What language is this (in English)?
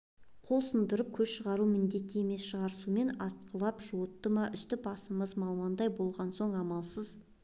Kazakh